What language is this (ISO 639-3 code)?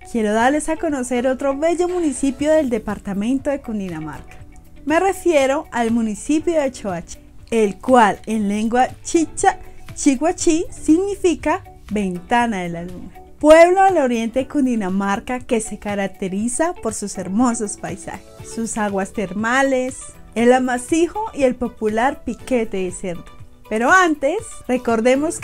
spa